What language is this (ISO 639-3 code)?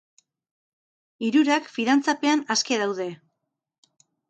eus